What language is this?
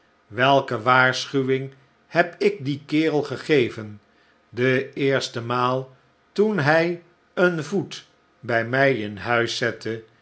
Dutch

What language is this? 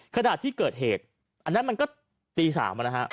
Thai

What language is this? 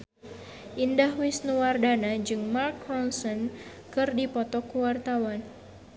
Sundanese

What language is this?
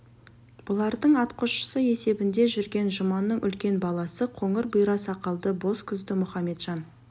Kazakh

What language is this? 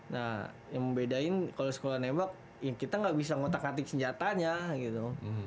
Indonesian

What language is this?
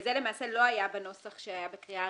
Hebrew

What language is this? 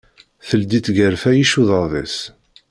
Kabyle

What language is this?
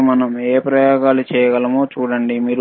Telugu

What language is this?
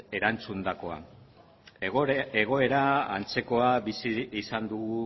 Basque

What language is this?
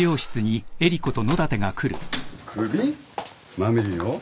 Japanese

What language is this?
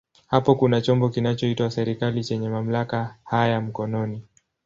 Swahili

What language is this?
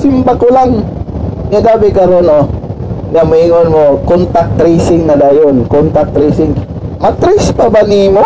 Filipino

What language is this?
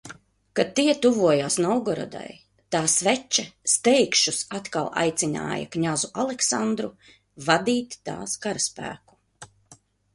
Latvian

